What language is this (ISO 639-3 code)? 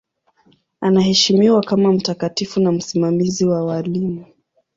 swa